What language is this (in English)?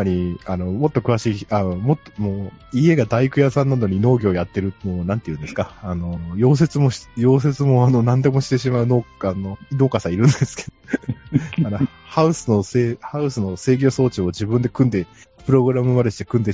Japanese